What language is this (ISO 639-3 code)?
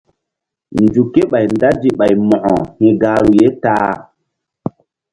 mdd